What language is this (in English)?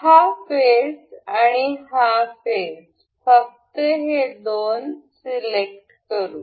Marathi